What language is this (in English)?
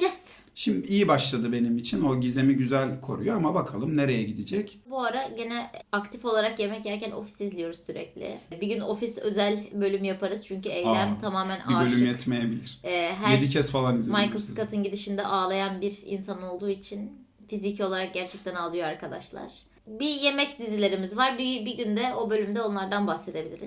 Turkish